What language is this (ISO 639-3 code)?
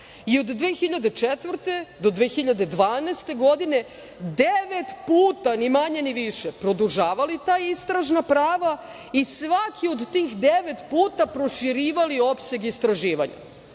srp